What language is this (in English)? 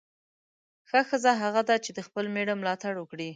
Pashto